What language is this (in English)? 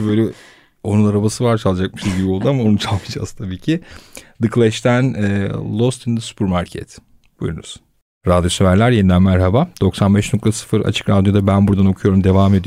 Turkish